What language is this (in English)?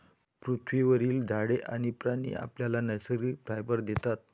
Marathi